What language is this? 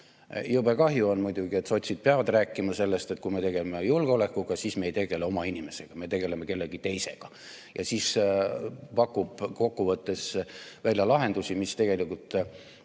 Estonian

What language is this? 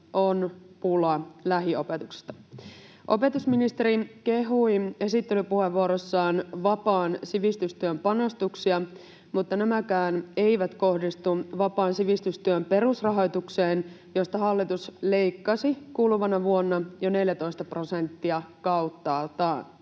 Finnish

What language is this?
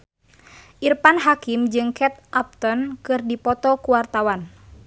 Sundanese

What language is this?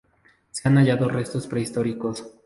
Spanish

